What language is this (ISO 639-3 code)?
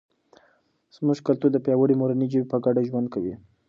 pus